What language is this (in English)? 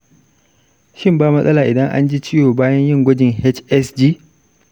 Hausa